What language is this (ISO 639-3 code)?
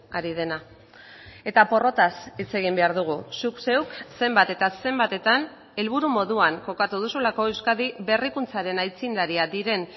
eus